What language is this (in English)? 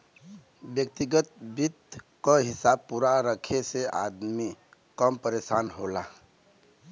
Bhojpuri